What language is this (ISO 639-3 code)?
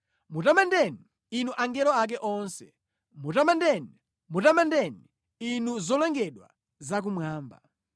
nya